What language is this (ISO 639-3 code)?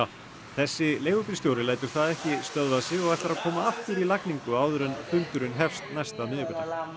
isl